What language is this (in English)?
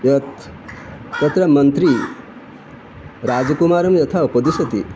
Sanskrit